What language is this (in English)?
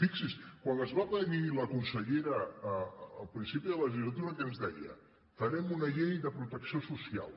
Catalan